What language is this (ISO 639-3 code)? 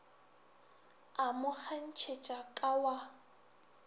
nso